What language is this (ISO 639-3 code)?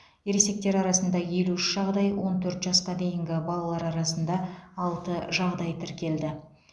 kaz